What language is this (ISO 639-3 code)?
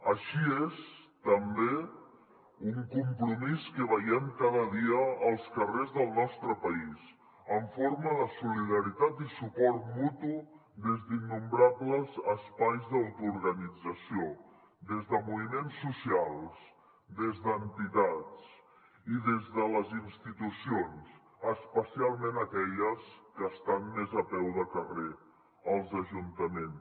cat